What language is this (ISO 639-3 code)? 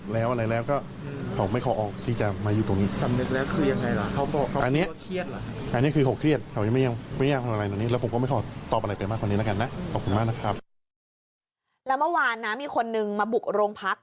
tha